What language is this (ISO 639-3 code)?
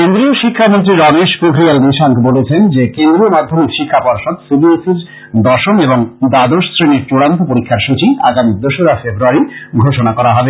ben